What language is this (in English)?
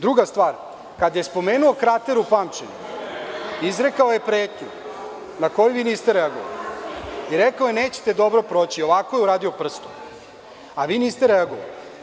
Serbian